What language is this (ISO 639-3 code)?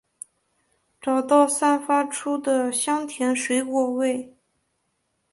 zho